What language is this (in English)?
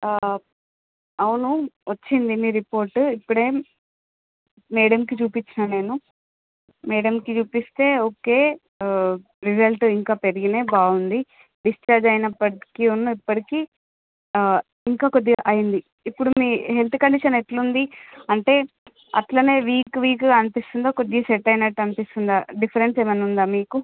Telugu